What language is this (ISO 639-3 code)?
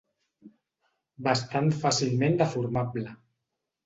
cat